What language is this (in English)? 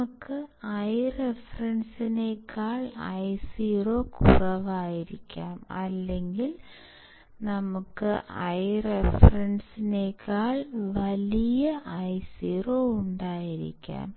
Malayalam